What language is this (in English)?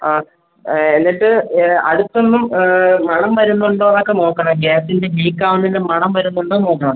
Malayalam